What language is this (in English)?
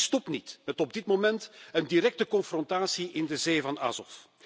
Dutch